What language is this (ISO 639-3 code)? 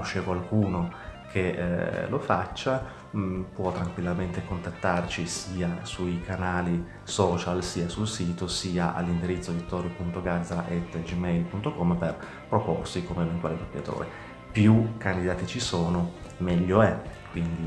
ita